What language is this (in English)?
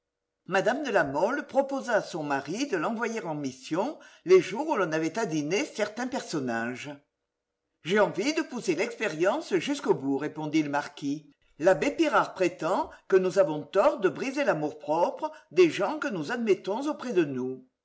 French